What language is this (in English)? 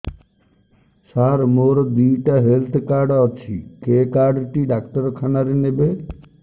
Odia